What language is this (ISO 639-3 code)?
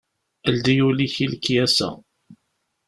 kab